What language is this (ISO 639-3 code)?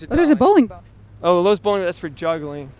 eng